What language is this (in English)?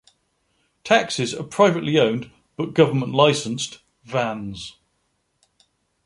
English